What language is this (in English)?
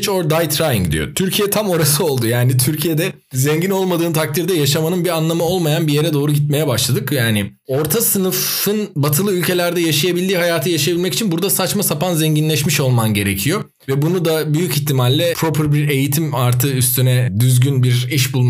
Turkish